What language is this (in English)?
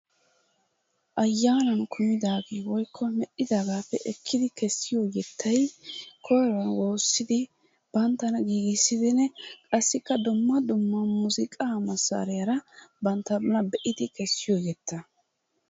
Wolaytta